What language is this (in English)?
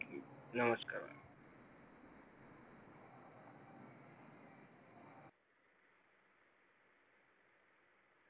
Marathi